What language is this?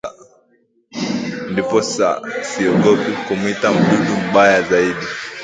Swahili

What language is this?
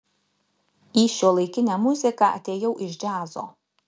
Lithuanian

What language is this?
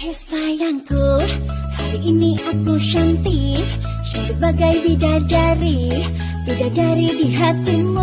Indonesian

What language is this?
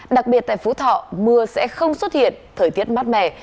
Vietnamese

